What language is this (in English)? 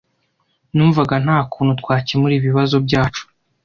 Kinyarwanda